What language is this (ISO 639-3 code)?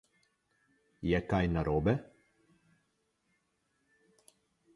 slv